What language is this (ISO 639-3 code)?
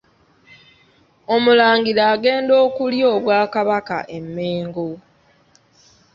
lug